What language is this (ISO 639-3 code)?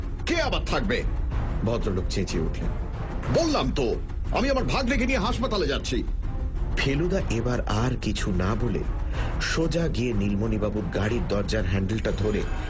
ben